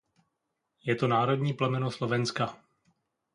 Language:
Czech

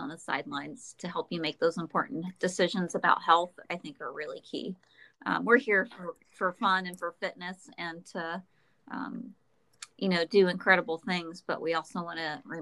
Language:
English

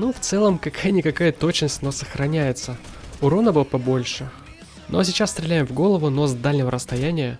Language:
Russian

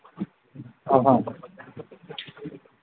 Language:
Manipuri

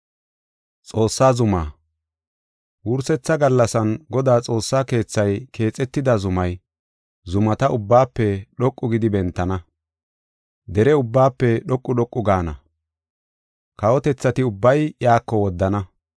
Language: Gofa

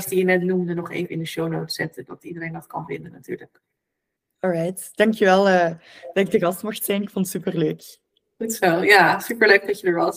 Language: Dutch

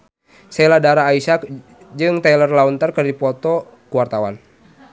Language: Sundanese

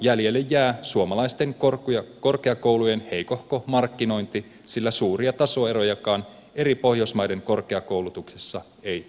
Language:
Finnish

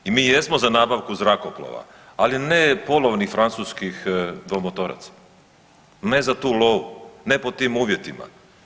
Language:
Croatian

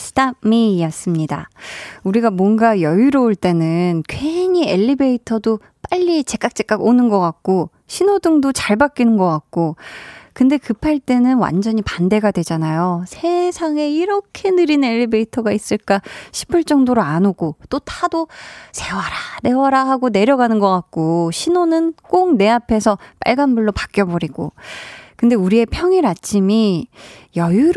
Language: Korean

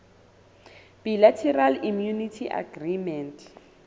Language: Southern Sotho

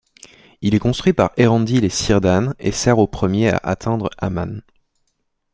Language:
French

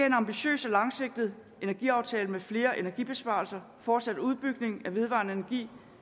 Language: Danish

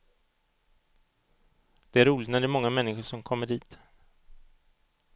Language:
Swedish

